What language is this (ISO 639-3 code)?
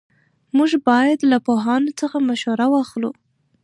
pus